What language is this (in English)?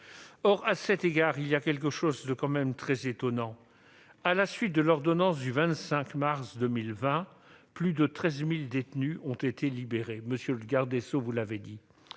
French